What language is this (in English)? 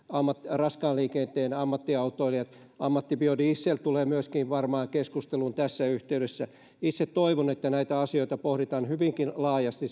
Finnish